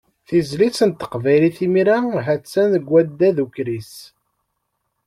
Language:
Kabyle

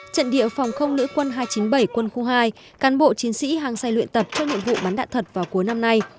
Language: Vietnamese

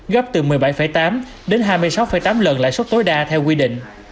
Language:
Vietnamese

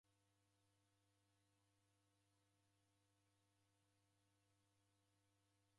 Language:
Taita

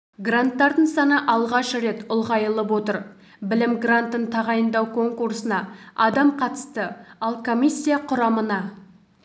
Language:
Kazakh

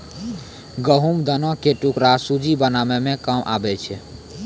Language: Maithili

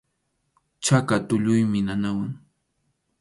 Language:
Arequipa-La Unión Quechua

